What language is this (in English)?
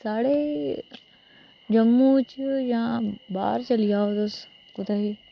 Dogri